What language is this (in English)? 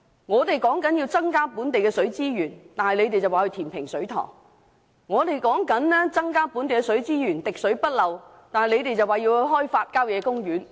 Cantonese